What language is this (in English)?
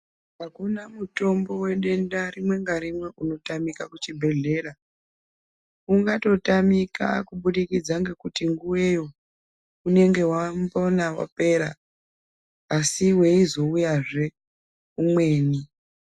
Ndau